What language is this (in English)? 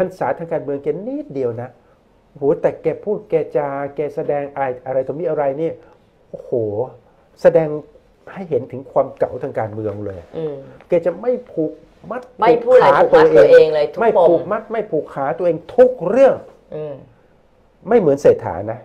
Thai